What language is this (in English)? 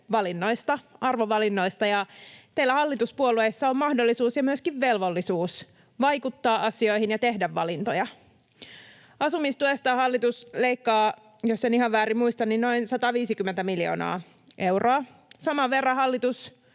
Finnish